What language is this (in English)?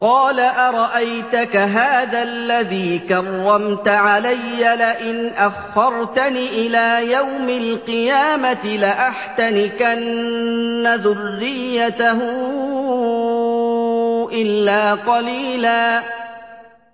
Arabic